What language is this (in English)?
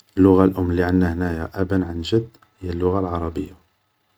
Algerian Arabic